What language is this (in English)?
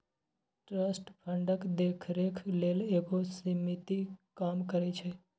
Maithili